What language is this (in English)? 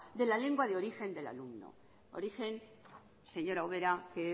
Spanish